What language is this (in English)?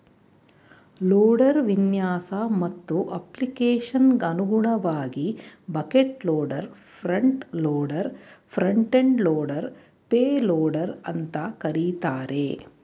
Kannada